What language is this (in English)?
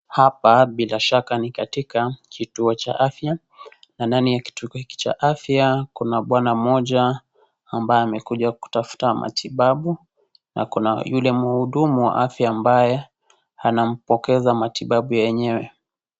Swahili